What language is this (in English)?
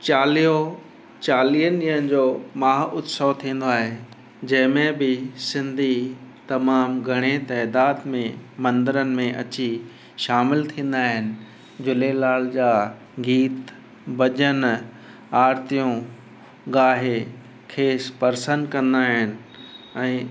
Sindhi